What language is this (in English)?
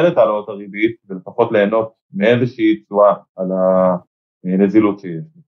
Hebrew